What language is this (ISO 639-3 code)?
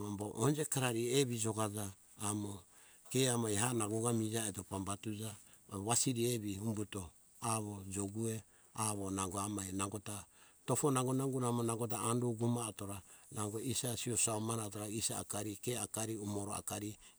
hkk